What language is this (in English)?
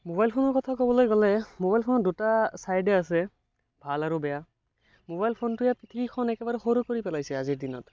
Assamese